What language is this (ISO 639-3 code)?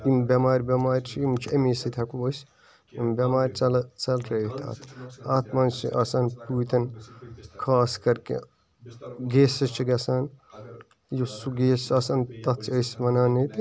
kas